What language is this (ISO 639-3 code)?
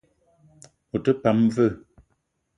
eto